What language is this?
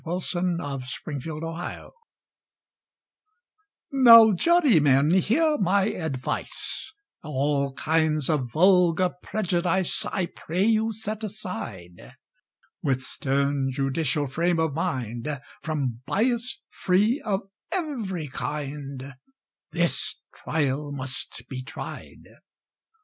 English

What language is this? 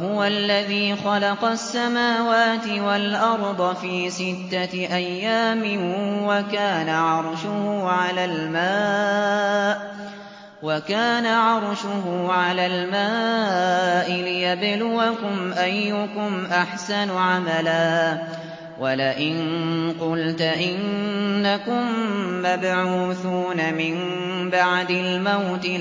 Arabic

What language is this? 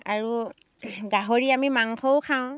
Assamese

